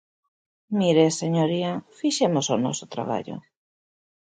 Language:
Galician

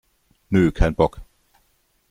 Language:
German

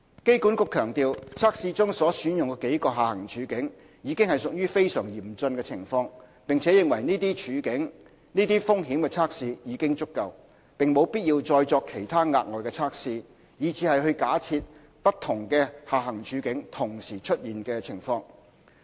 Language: Cantonese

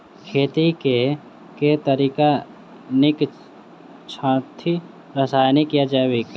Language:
Maithili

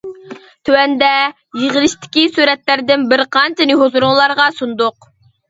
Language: Uyghur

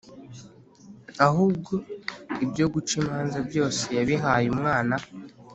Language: Kinyarwanda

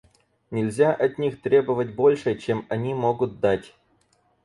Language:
Russian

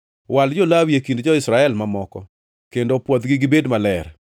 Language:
Luo (Kenya and Tanzania)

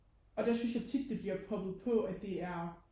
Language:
Danish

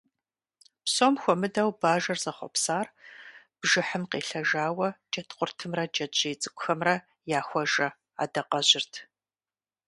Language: Kabardian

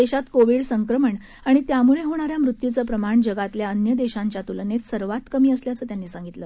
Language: Marathi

